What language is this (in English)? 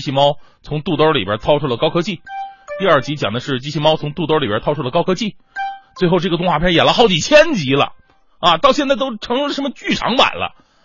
Chinese